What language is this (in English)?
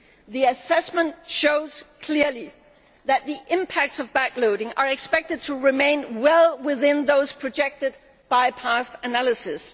English